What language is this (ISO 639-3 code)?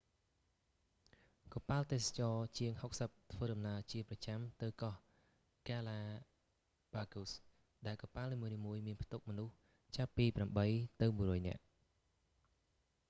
khm